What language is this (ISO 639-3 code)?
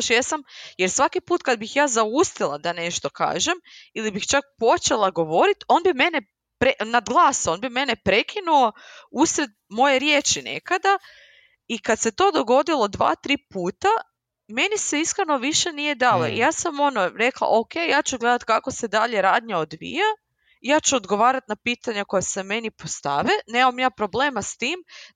hrv